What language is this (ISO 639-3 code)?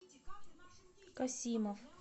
rus